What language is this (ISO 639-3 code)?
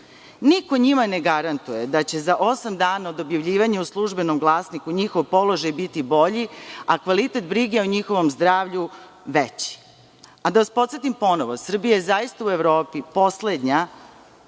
srp